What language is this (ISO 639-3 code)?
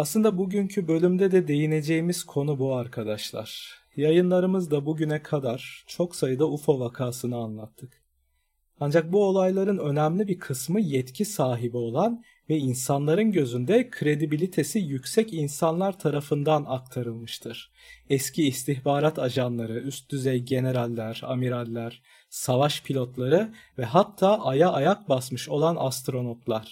tur